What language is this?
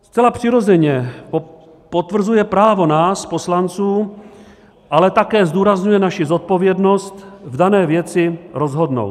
Czech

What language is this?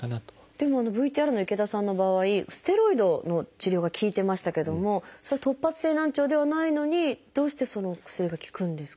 Japanese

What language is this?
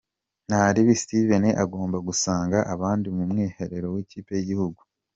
Kinyarwanda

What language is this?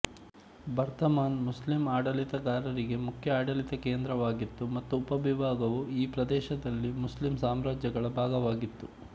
Kannada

